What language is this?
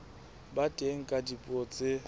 Southern Sotho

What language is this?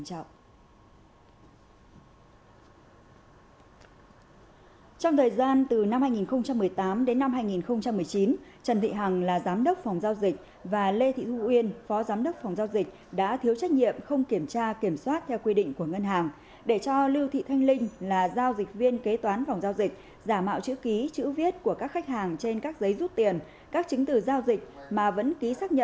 Vietnamese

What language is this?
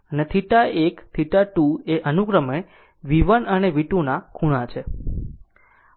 Gujarati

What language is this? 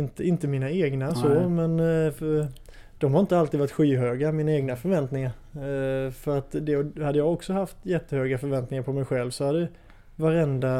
Swedish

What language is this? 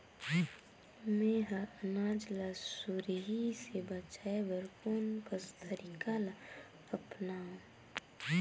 Chhattisgarhi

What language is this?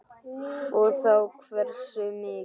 Icelandic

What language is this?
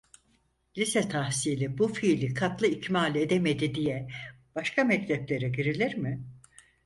Turkish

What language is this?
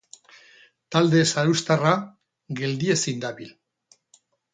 Basque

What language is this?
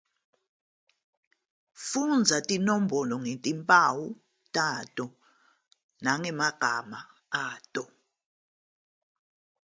Zulu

